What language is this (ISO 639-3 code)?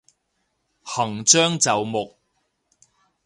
yue